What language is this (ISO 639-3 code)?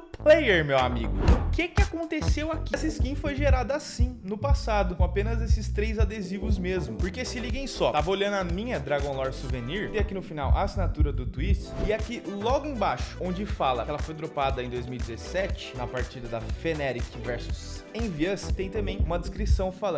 por